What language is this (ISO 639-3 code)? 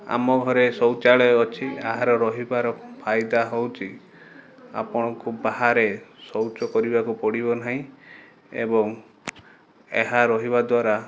ori